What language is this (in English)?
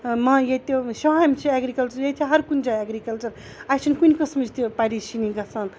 Kashmiri